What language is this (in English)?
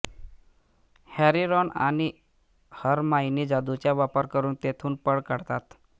Marathi